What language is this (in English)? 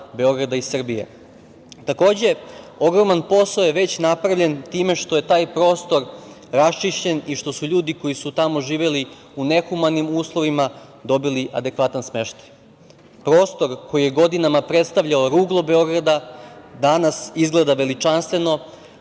Serbian